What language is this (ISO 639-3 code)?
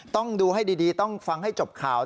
tha